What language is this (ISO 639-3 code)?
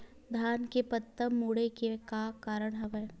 hne